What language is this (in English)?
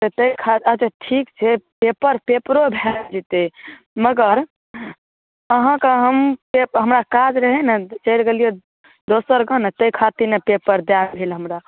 Maithili